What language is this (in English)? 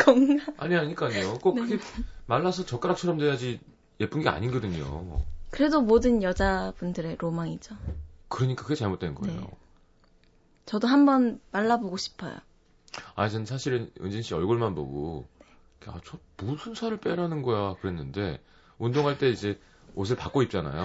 Korean